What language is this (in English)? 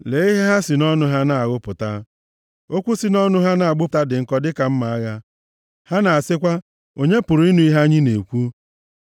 Igbo